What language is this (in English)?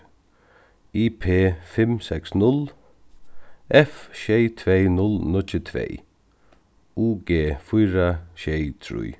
Faroese